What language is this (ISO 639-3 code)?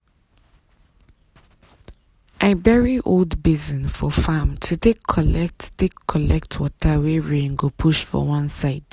pcm